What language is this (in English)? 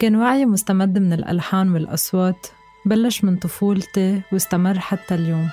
Arabic